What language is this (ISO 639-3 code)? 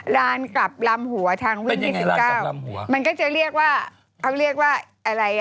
tha